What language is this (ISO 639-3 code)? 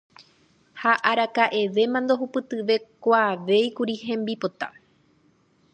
grn